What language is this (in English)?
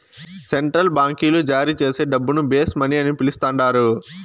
Telugu